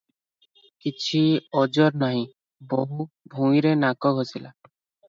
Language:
Odia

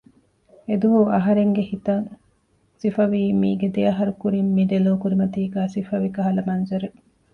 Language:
Divehi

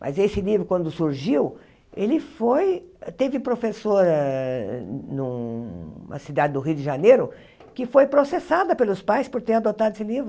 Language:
Portuguese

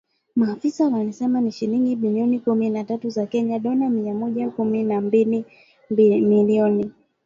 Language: Swahili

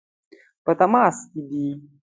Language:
Pashto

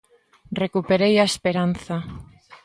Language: Galician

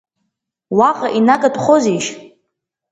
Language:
Abkhazian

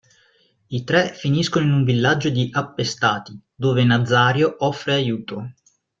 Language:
Italian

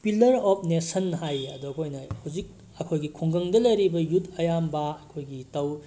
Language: Manipuri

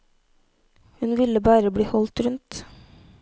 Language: Norwegian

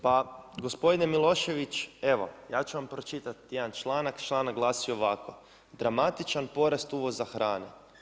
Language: Croatian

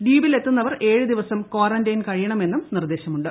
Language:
Malayalam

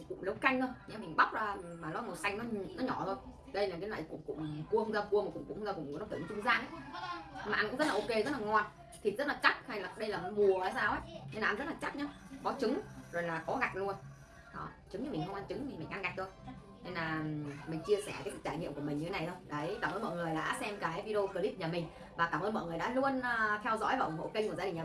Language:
Vietnamese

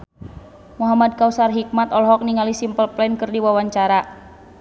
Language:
Sundanese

